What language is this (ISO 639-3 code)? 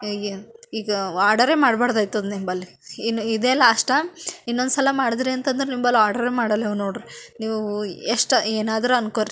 kan